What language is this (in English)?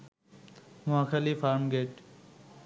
Bangla